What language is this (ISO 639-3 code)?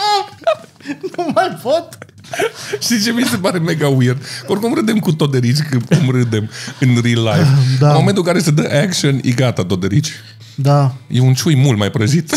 ron